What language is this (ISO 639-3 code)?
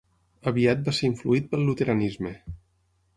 cat